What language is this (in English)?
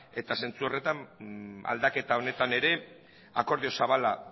Basque